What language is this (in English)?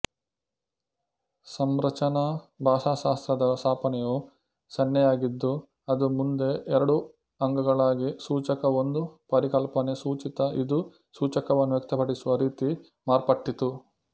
Kannada